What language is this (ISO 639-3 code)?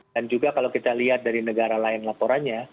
ind